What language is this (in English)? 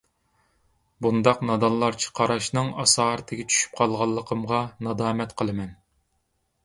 Uyghur